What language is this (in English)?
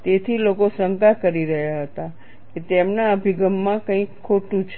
Gujarati